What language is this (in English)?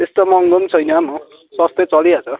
Nepali